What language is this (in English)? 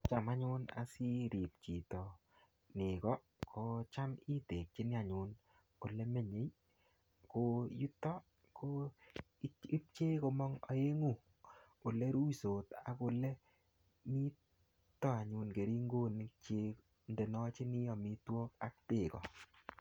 Kalenjin